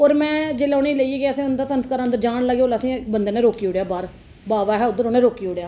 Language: Dogri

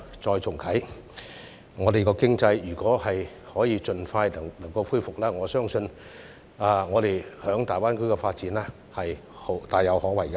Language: Cantonese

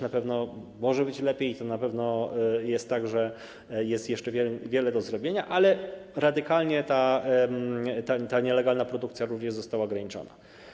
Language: Polish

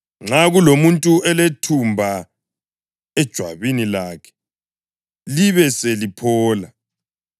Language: North Ndebele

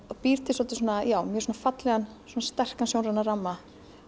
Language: Icelandic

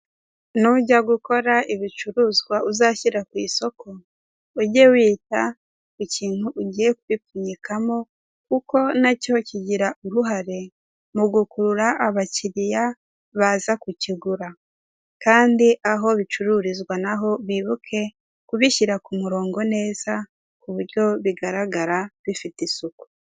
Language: Kinyarwanda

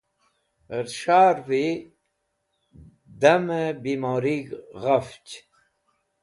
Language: Wakhi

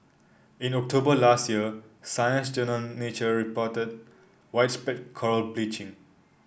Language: English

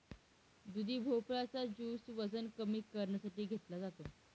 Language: Marathi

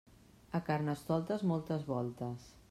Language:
Catalan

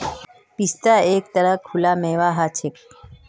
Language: Magahi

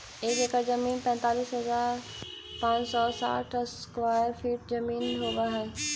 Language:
Magahi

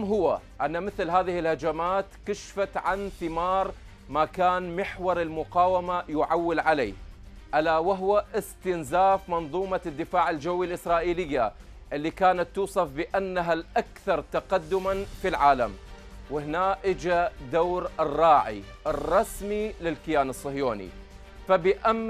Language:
Arabic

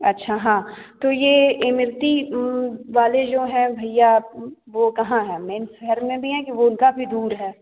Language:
Hindi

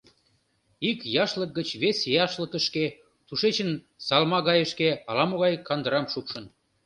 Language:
Mari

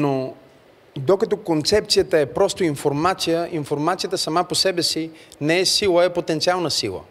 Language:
Bulgarian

